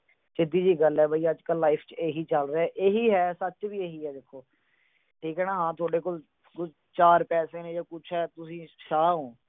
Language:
Punjabi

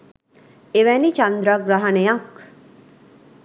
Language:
Sinhala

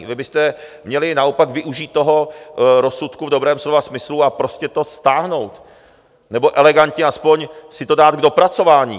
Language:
Czech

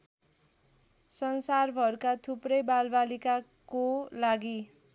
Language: Nepali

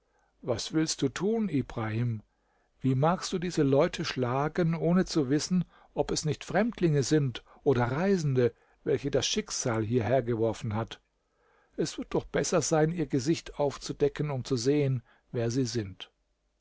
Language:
German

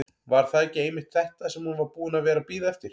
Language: Icelandic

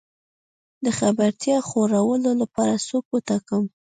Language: Pashto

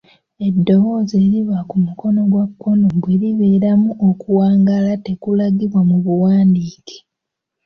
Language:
Ganda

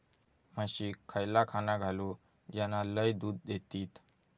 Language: Marathi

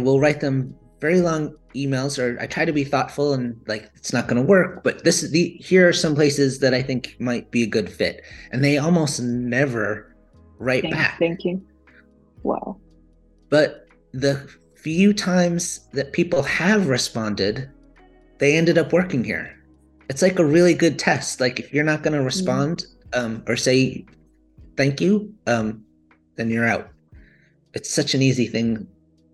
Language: Chinese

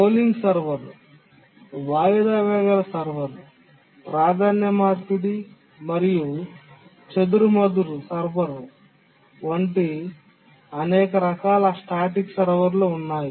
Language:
Telugu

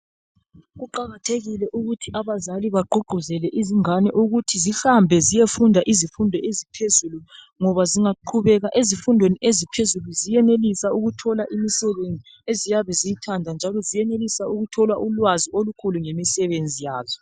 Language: North Ndebele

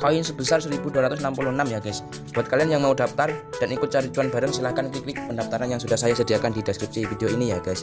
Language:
Indonesian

